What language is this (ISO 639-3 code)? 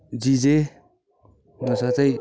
nep